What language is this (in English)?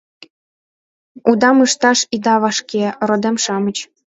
Mari